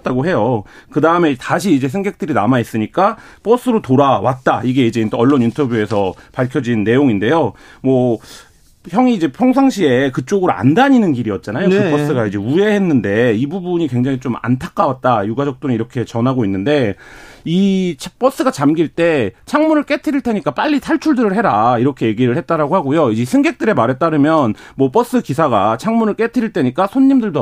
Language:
Korean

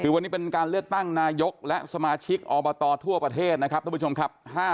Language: Thai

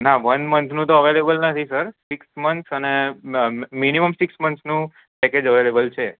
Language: Gujarati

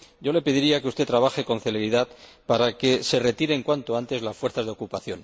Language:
Spanish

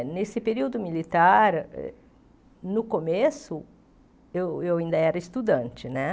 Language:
Portuguese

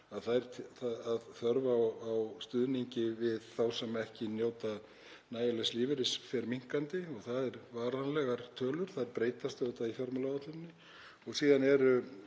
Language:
Icelandic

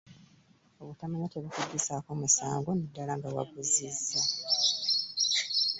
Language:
Ganda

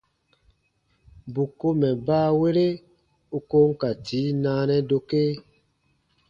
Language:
Baatonum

